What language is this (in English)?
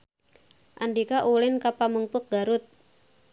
Sundanese